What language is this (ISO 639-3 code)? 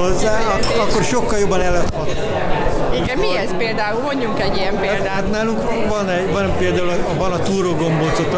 hun